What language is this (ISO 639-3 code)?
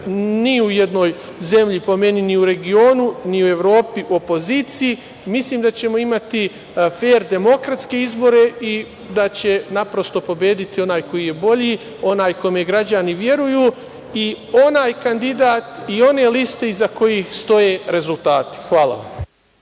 srp